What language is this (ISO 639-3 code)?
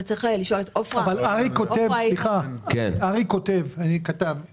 heb